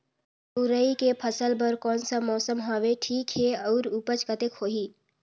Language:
Chhattisgarhi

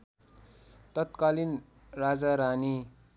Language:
Nepali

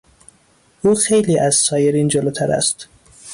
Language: Persian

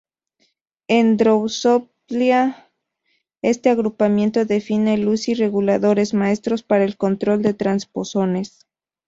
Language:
Spanish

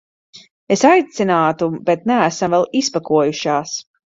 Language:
Latvian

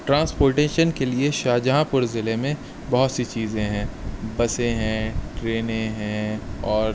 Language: Urdu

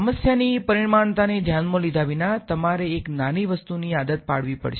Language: Gujarati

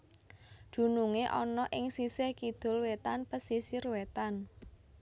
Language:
Javanese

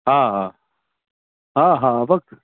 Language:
Sindhi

